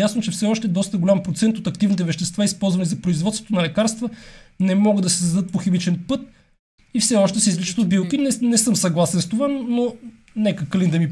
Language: Bulgarian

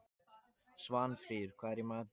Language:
Icelandic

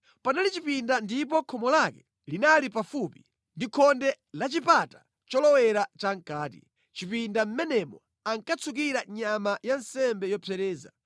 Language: Nyanja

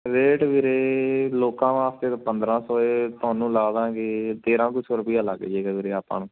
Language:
Punjabi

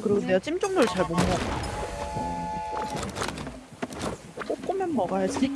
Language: Korean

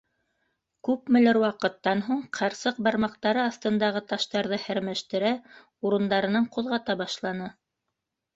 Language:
Bashkir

